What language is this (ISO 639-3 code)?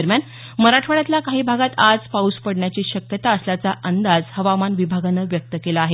mar